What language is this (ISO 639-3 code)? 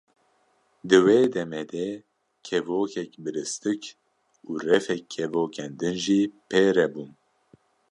kur